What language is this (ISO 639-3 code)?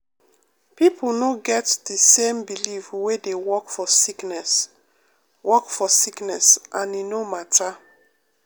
pcm